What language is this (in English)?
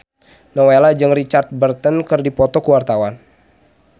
Sundanese